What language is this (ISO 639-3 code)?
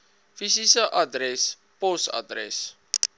afr